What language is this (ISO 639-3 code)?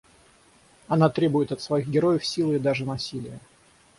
rus